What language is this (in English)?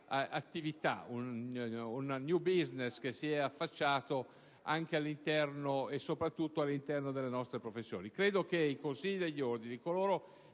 Italian